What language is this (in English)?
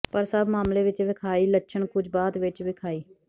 Punjabi